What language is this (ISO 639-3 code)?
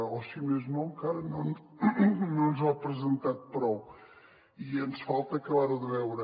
cat